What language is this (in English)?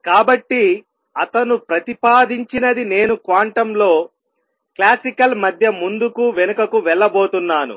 Telugu